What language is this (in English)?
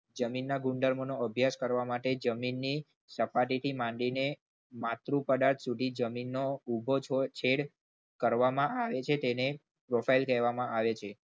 Gujarati